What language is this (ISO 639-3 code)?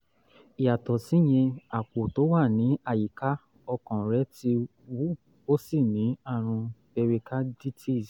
yor